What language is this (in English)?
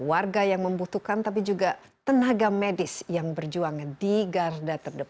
Indonesian